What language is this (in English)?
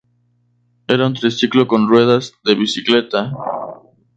Spanish